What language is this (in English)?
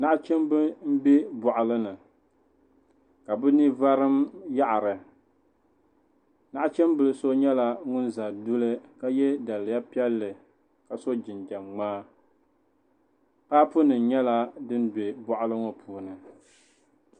Dagbani